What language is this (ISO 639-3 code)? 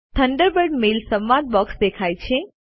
guj